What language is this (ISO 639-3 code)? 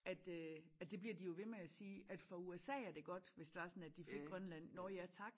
dan